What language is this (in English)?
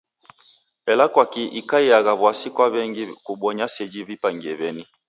Taita